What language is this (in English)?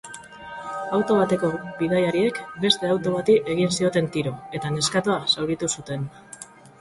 Basque